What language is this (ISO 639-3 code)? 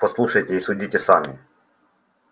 rus